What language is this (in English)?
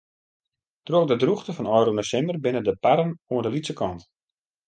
Western Frisian